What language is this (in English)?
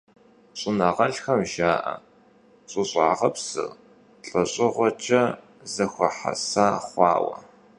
Kabardian